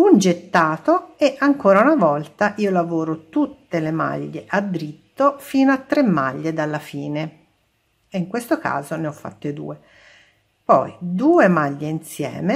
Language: Italian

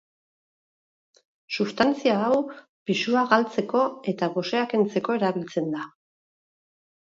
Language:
Basque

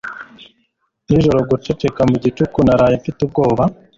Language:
Kinyarwanda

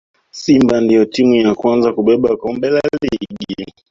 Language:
Swahili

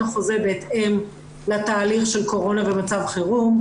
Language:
Hebrew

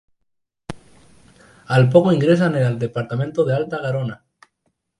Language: Spanish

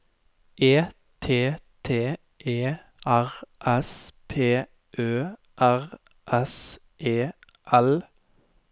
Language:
Norwegian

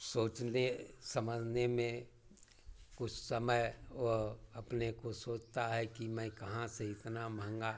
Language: Hindi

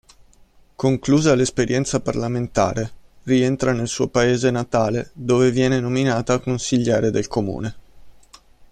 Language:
Italian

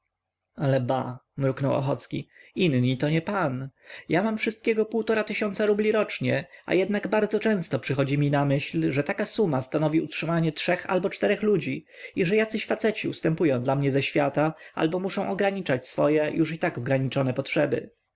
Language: Polish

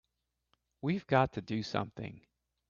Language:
English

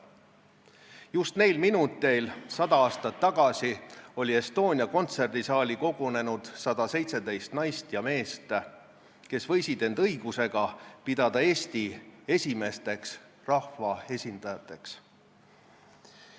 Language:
Estonian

